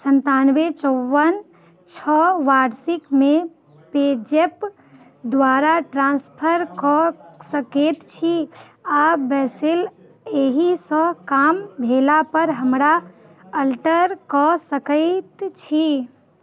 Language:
Maithili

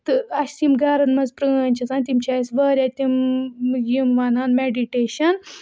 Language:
Kashmiri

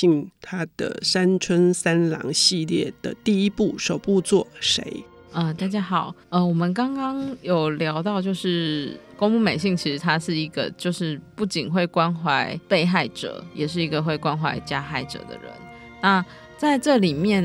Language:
Chinese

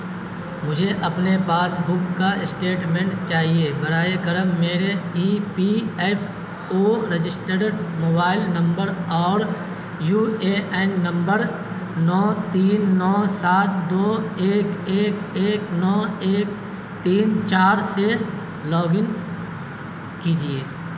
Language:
Urdu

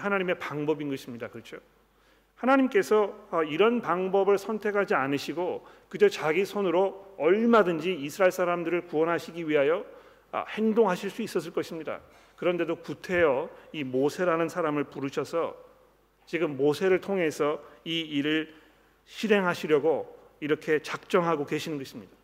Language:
Korean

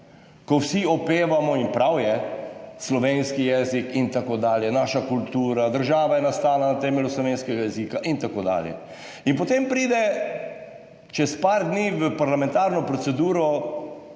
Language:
Slovenian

